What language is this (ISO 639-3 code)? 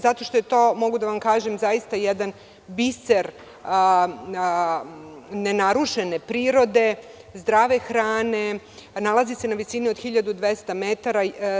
srp